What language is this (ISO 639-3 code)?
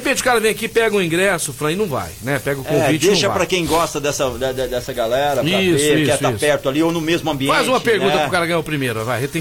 por